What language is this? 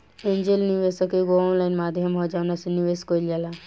Bhojpuri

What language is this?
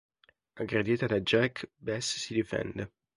Italian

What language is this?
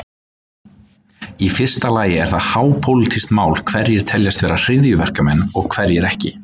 Icelandic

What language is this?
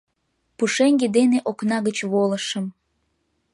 Mari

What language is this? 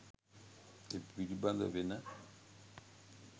Sinhala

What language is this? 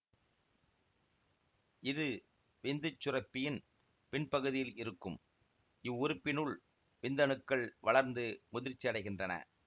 Tamil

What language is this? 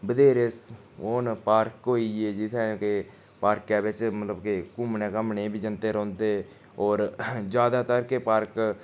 Dogri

